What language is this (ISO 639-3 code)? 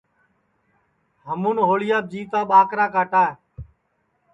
ssi